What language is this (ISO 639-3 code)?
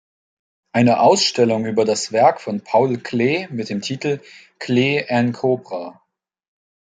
deu